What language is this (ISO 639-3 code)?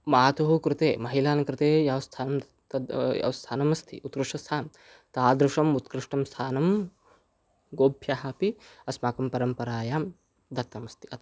san